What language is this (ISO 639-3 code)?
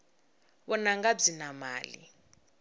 tso